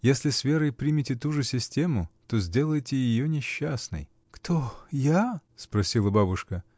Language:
Russian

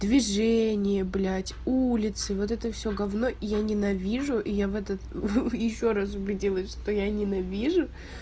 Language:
Russian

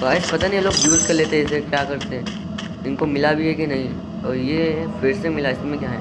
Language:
Hindi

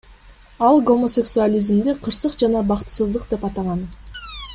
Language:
Kyrgyz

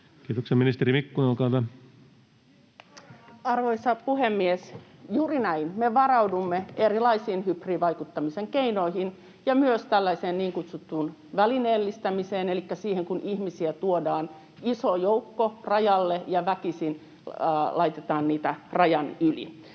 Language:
Finnish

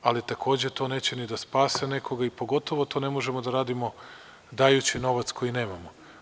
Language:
Serbian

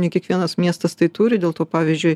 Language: Lithuanian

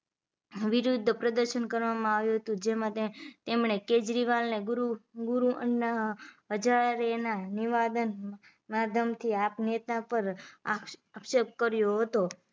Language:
Gujarati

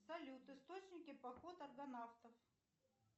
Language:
Russian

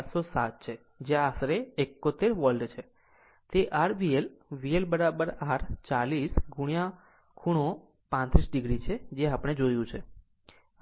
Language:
Gujarati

